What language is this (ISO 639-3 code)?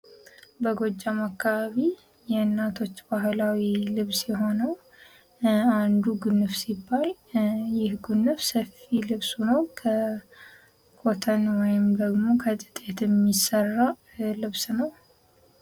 amh